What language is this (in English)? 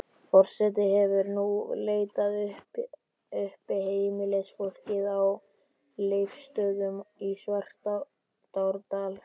Icelandic